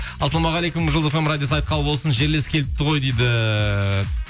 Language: Kazakh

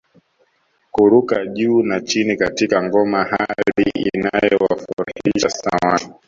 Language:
Swahili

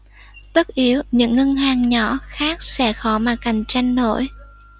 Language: Vietnamese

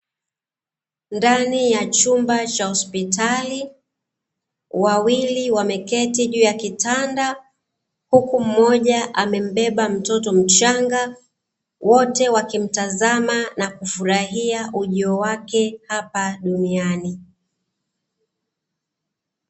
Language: Swahili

